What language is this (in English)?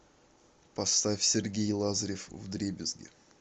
Russian